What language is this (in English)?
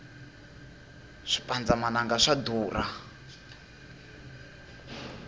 Tsonga